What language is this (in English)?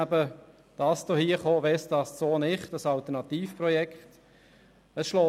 Swiss German